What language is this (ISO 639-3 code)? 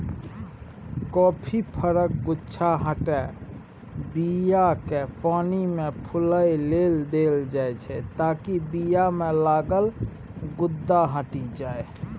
mai